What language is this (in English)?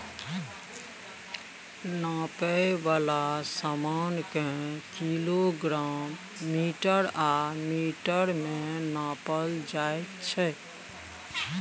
Maithili